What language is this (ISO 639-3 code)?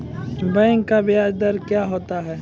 mai